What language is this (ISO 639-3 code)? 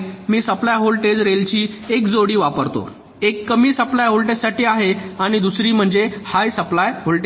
mar